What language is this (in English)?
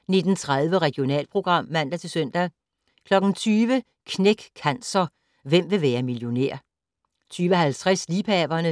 Danish